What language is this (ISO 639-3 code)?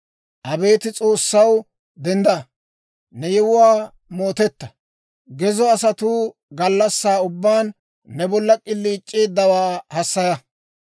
dwr